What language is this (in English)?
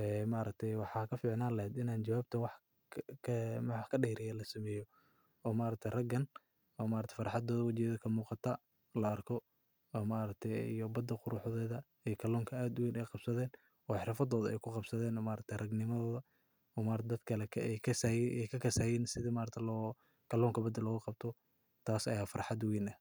Somali